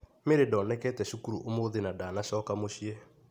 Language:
Kikuyu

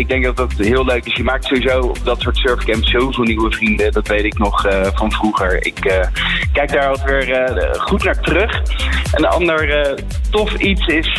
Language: Dutch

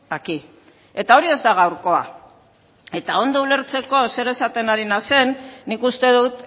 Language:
Basque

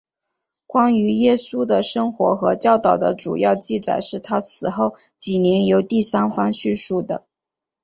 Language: Chinese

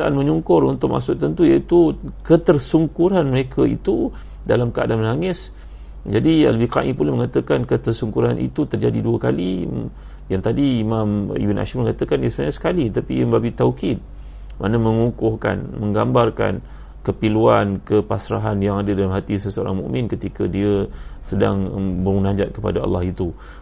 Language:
Malay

